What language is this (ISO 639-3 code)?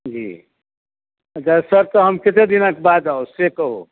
mai